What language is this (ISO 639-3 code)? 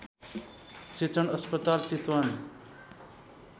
nep